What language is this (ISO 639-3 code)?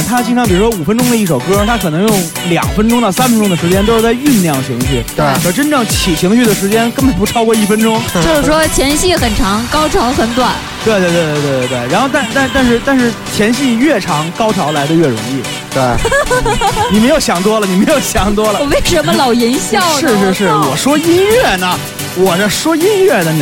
zho